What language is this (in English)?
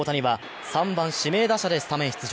Japanese